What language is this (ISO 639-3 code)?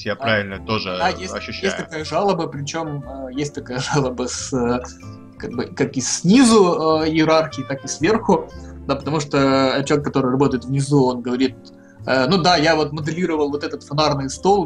rus